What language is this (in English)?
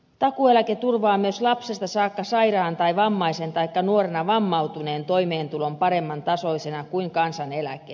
Finnish